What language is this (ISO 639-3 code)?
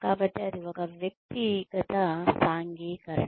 tel